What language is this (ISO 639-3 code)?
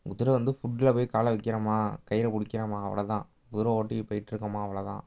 tam